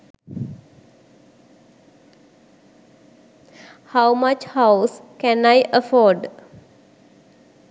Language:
Sinhala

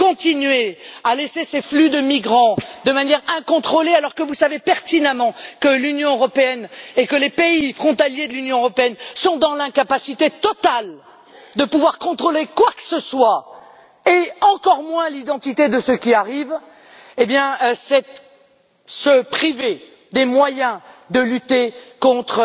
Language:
French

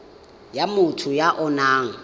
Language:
Tswana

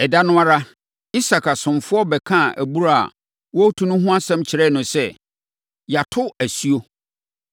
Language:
Akan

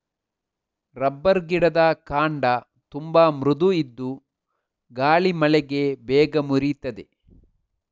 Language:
Kannada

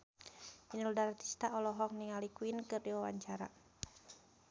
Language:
Sundanese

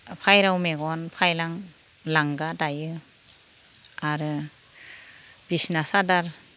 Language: Bodo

